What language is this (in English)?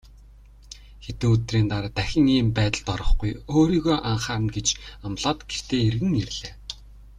Mongolian